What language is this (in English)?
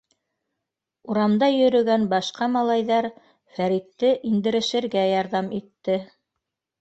Bashkir